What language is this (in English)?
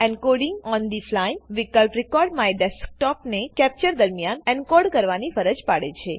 Gujarati